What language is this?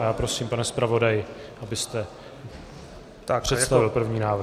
Czech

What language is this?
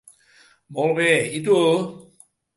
Catalan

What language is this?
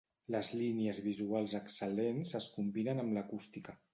Catalan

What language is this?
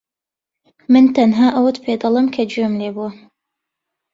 Central Kurdish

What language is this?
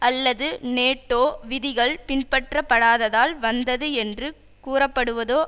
Tamil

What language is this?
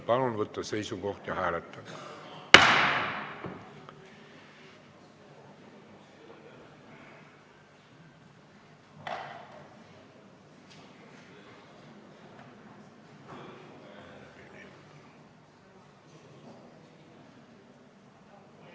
Estonian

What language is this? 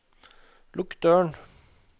Norwegian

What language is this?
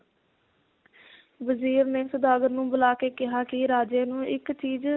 Punjabi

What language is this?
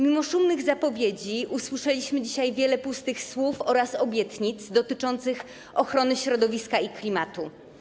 Polish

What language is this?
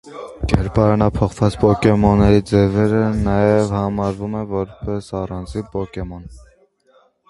Armenian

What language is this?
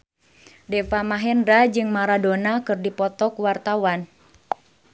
Sundanese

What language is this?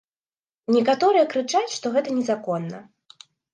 Belarusian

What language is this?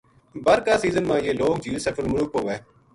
Gujari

